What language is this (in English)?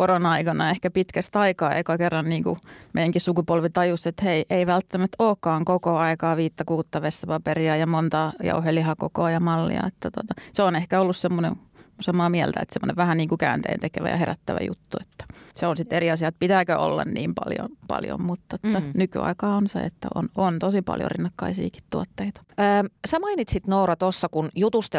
Finnish